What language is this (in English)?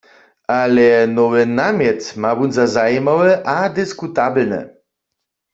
Upper Sorbian